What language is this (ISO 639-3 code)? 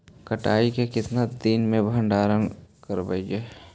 mag